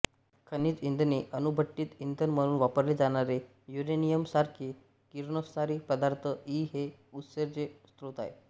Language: Marathi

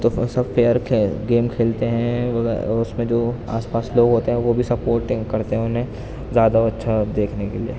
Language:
Urdu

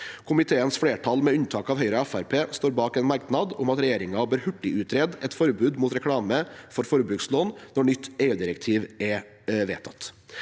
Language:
Norwegian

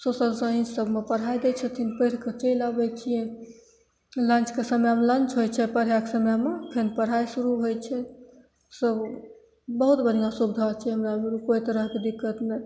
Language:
Maithili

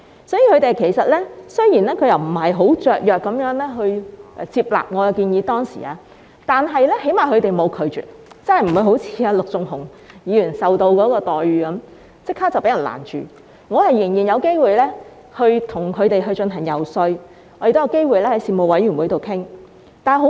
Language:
Cantonese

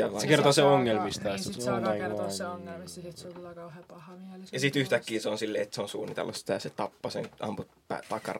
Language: Finnish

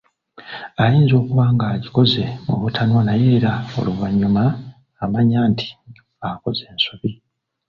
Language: Ganda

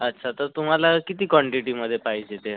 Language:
Marathi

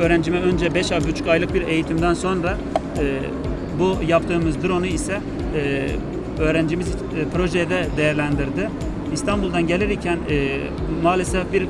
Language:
Turkish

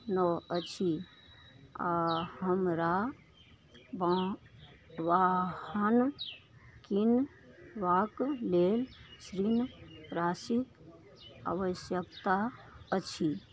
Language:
Maithili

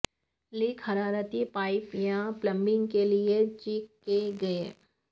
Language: Urdu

